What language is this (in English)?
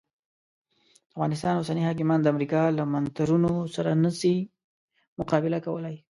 Pashto